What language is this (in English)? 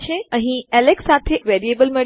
Gujarati